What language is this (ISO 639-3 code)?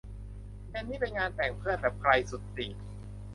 tha